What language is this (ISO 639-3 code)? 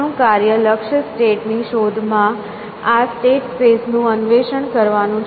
guj